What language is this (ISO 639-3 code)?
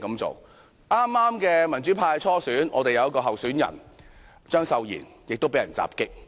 yue